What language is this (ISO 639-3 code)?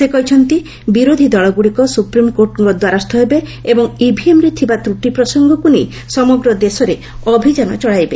ori